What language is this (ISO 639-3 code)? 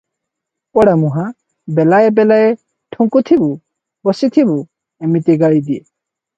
ori